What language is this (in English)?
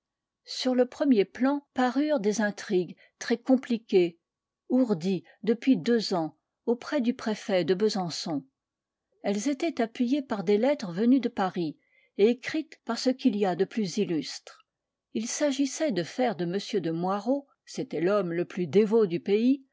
French